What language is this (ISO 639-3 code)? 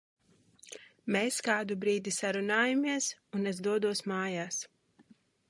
lav